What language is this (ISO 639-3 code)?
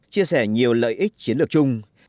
vie